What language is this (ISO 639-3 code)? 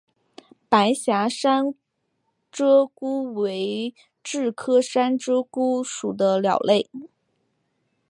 zho